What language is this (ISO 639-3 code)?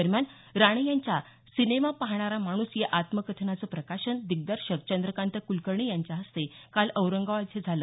mar